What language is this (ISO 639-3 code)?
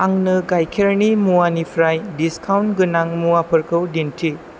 brx